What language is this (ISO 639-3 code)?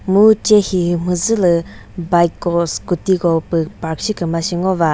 nri